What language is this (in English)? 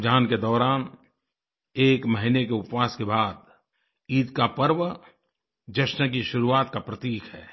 Hindi